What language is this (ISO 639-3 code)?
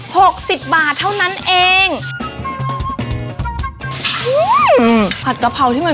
tha